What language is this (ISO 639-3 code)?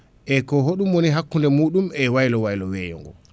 ful